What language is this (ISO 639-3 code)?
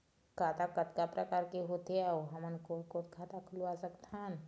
hne